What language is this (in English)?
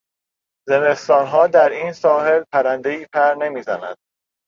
Persian